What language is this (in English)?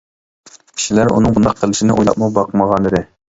Uyghur